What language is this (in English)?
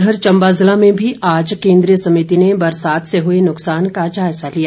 Hindi